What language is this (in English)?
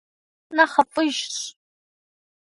Kabardian